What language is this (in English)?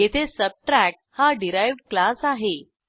Marathi